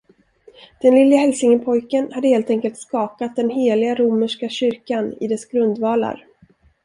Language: Swedish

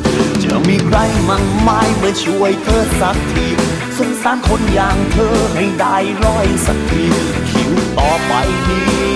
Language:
Thai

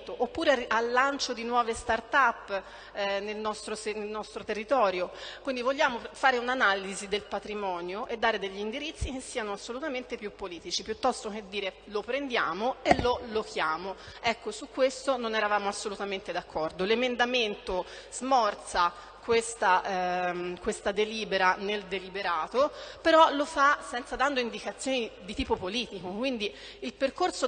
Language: Italian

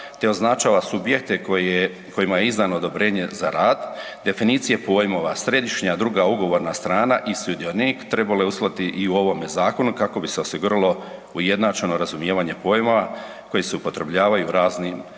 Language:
Croatian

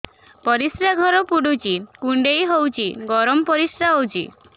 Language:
Odia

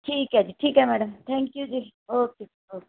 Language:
Punjabi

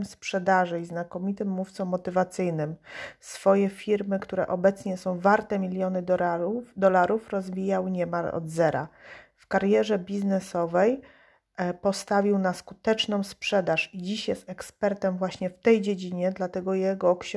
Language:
Polish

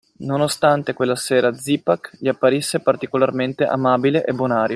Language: Italian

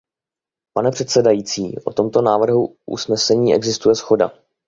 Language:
Czech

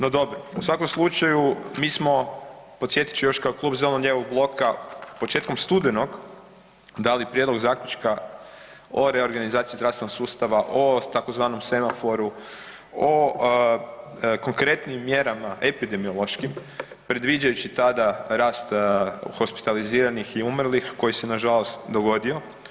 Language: Croatian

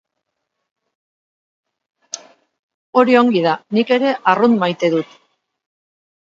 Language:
Basque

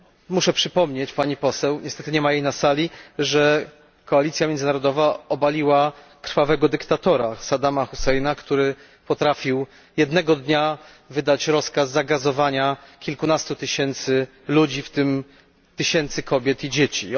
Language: Polish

